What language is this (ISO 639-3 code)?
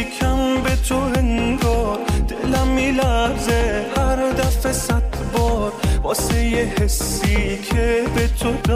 fas